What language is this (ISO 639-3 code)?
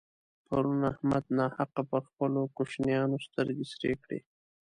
pus